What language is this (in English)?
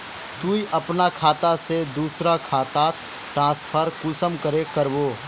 Magahi